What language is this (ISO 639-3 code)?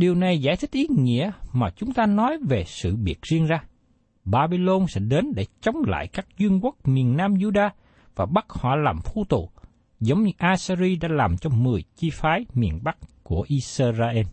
vie